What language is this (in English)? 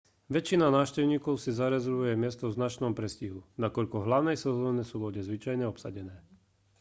Slovak